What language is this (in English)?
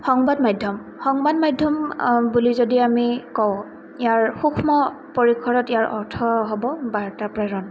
Assamese